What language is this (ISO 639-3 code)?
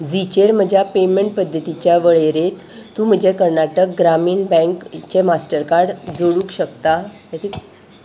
kok